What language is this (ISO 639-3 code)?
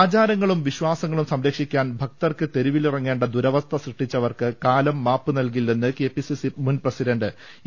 mal